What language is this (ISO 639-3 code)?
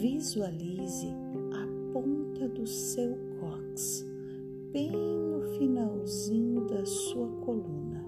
por